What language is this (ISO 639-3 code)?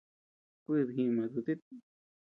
cux